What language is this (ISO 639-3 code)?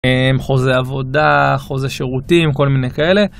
heb